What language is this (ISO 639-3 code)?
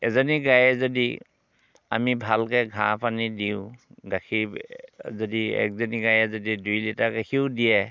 asm